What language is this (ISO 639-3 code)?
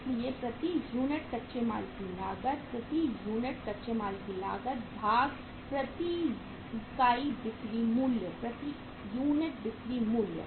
hin